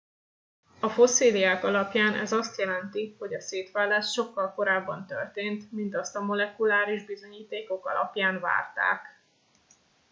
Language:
Hungarian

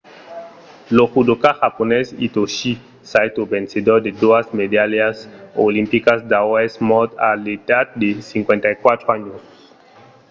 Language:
Occitan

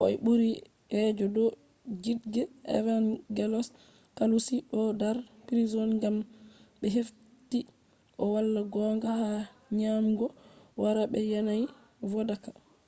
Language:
Fula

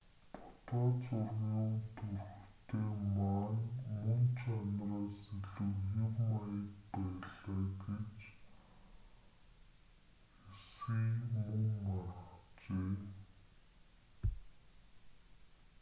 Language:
Mongolian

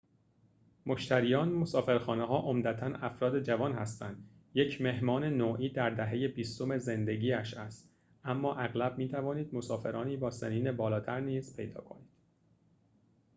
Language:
Persian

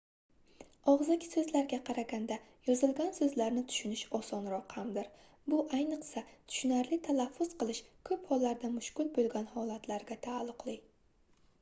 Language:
Uzbek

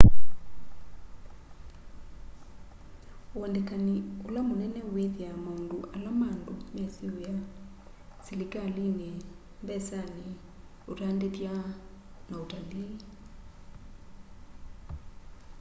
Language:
Kamba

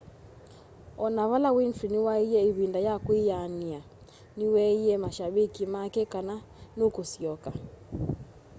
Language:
Kamba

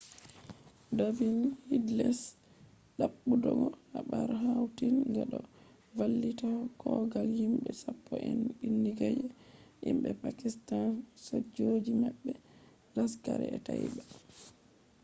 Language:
Fula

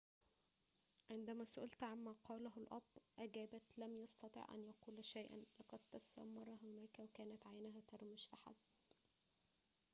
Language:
Arabic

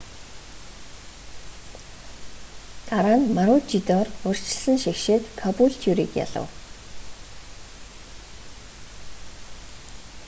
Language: Mongolian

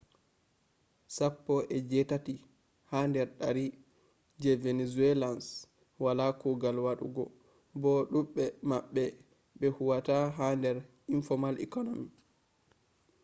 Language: Fula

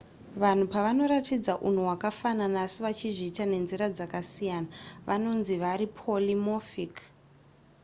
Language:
Shona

